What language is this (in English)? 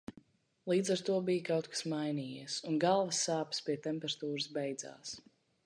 Latvian